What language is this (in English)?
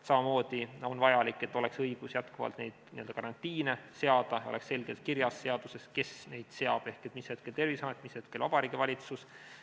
Estonian